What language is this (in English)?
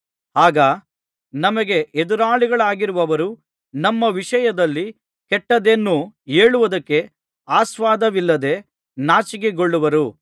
Kannada